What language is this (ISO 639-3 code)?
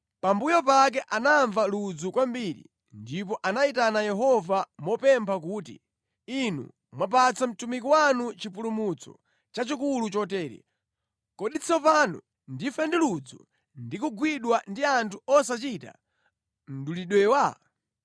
nya